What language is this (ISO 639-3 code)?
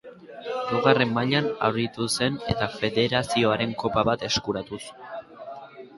eus